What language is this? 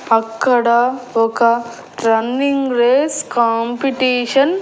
Telugu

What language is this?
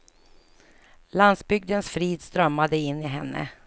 Swedish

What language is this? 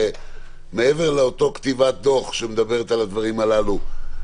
Hebrew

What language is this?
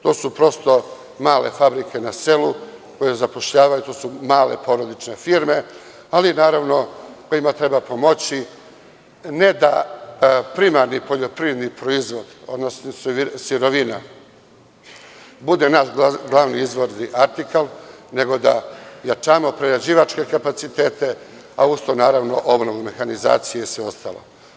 Serbian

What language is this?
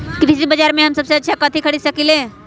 Magahi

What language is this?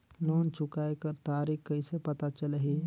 Chhattisgarhi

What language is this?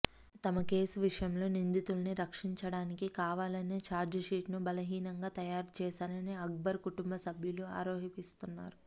Telugu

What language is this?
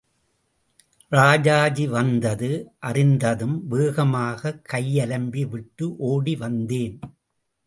Tamil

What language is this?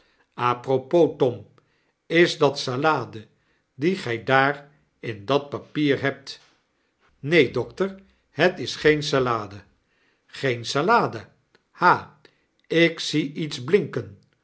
Dutch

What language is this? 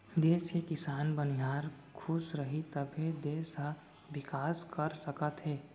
Chhattisgarhi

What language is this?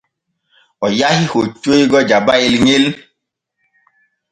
Borgu Fulfulde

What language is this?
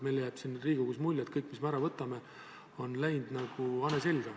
Estonian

